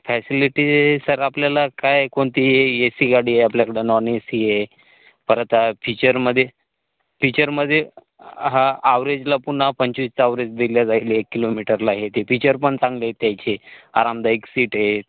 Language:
Marathi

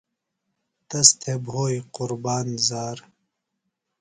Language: Phalura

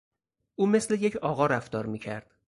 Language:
Persian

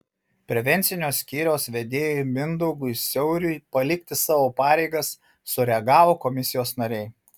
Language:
Lithuanian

